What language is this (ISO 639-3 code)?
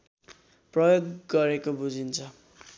nep